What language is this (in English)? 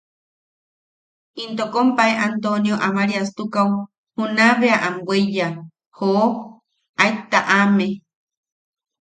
Yaqui